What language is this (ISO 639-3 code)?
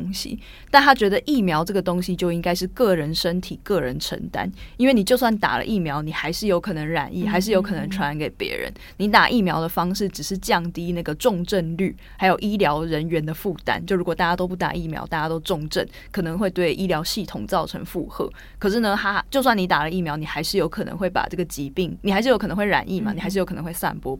zho